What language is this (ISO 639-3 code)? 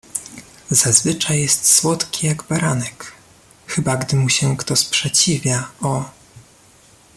pol